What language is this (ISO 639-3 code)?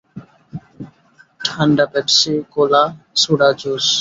ben